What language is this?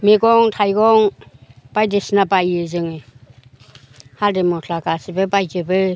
Bodo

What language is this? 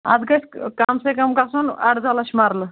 Kashmiri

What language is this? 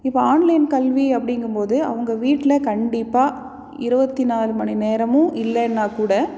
Tamil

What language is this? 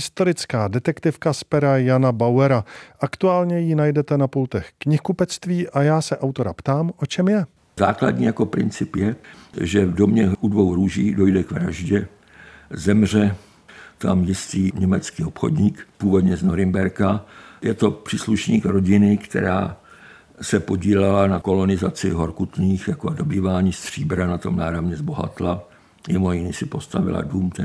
Czech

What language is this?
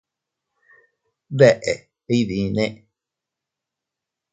Teutila Cuicatec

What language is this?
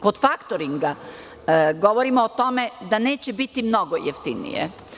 Serbian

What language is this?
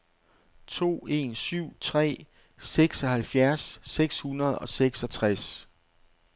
Danish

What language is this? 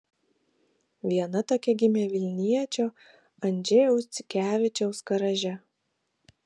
Lithuanian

